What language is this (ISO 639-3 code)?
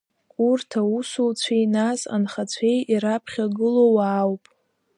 abk